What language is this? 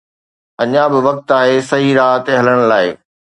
Sindhi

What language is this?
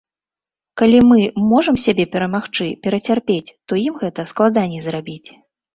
Belarusian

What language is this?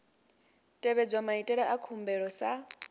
Venda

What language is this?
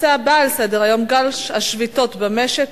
Hebrew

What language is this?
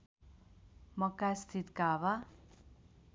Nepali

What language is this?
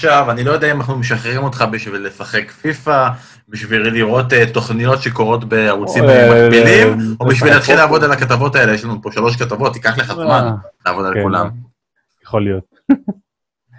Hebrew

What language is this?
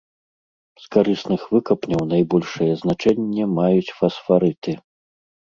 Belarusian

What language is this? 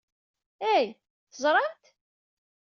Kabyle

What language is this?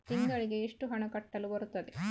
Kannada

